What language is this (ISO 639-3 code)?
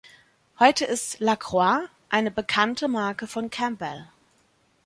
deu